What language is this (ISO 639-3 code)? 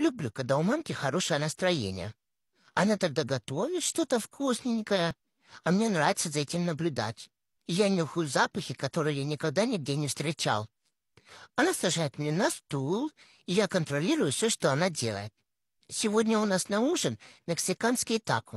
rus